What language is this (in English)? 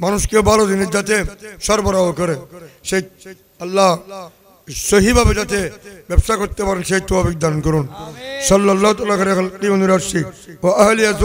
Turkish